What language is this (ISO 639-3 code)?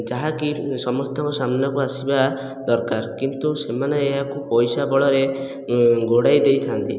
ori